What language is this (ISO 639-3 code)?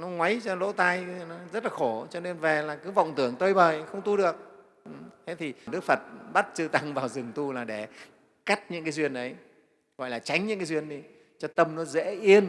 vie